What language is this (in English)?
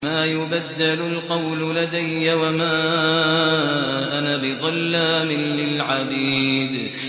Arabic